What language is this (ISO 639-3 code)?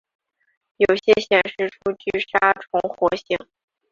zho